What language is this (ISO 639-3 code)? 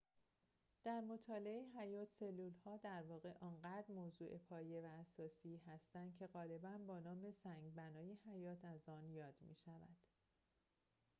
fas